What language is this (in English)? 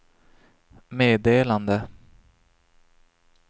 Swedish